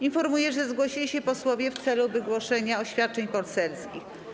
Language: Polish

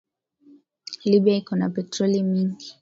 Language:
Swahili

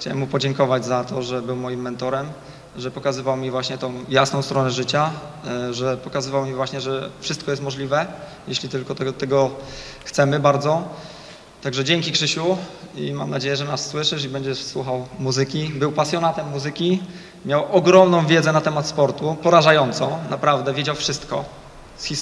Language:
Polish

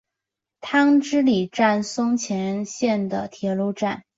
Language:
Chinese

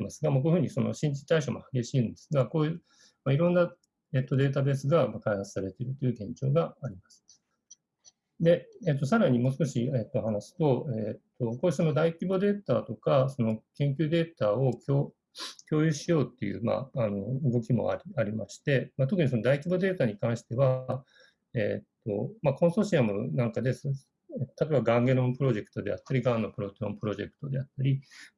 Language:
Japanese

